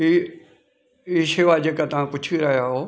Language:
Sindhi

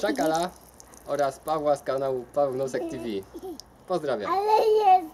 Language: Polish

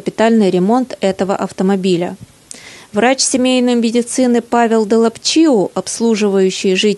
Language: Russian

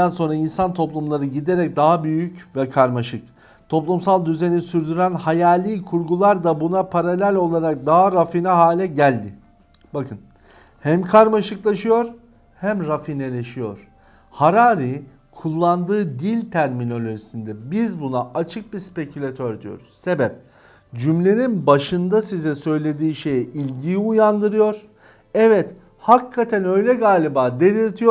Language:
Turkish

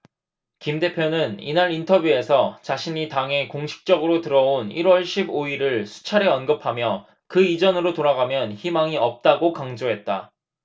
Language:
Korean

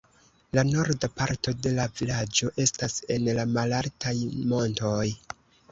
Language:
Esperanto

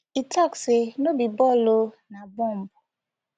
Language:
Nigerian Pidgin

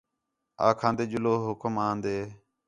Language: Khetrani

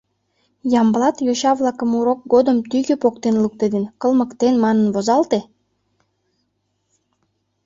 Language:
Mari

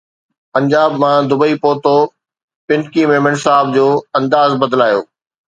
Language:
Sindhi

